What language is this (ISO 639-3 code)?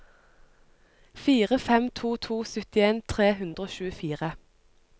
nor